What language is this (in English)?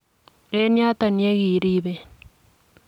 Kalenjin